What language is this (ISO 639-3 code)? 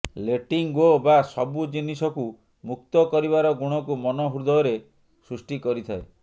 ori